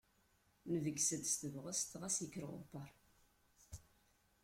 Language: Kabyle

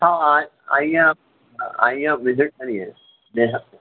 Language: Urdu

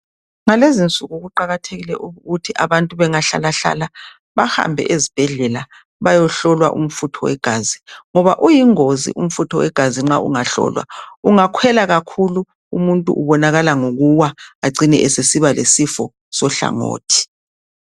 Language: North Ndebele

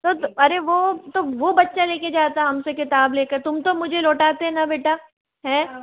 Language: Hindi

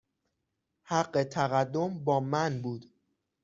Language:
Persian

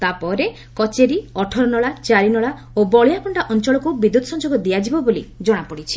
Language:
Odia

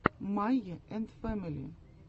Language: Russian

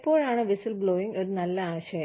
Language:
Malayalam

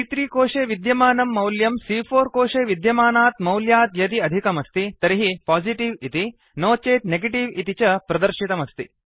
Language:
Sanskrit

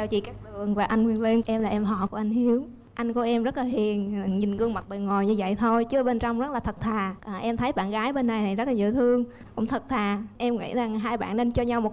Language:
Vietnamese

